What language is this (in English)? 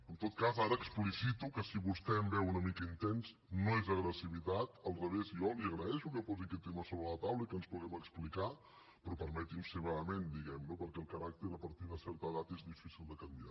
Catalan